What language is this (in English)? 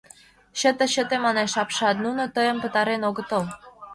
Mari